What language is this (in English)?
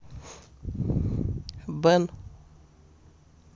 Russian